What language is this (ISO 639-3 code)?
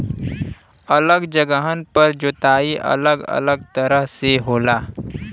bho